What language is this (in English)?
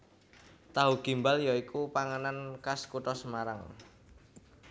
Javanese